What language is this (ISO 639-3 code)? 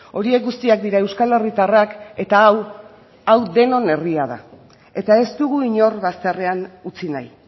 eus